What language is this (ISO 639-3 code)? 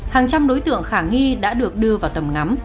vie